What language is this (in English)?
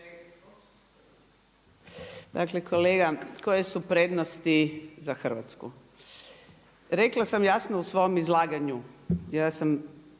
Croatian